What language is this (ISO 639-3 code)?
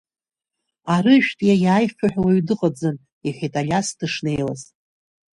abk